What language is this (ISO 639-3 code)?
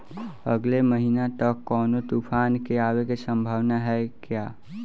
bho